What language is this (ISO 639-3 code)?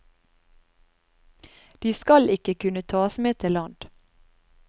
nor